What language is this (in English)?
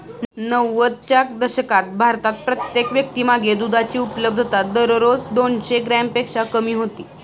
Marathi